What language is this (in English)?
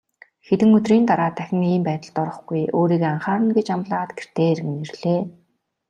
Mongolian